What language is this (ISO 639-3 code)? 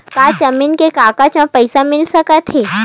hne